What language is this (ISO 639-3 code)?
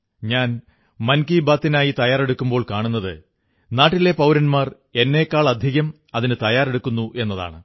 mal